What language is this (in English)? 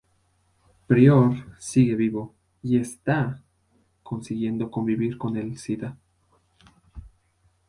Spanish